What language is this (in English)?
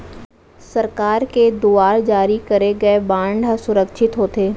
Chhattisgarhi